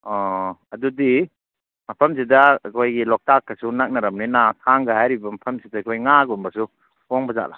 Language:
Manipuri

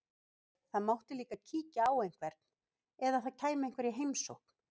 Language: Icelandic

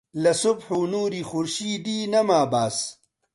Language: Central Kurdish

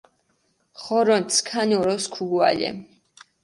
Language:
Mingrelian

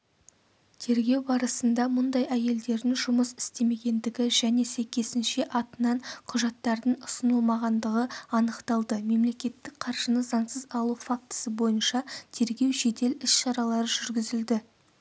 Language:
Kazakh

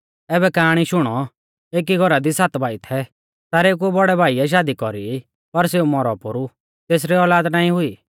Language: Mahasu Pahari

